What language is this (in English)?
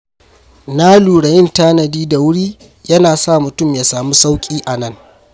Hausa